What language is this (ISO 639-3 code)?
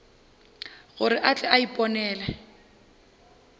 nso